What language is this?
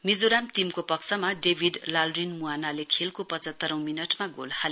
Nepali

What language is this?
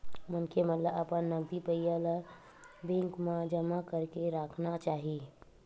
Chhattisgarhi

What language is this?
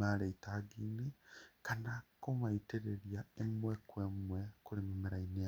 Kikuyu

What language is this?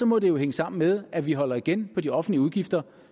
Danish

